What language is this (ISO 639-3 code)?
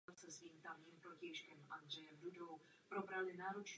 ces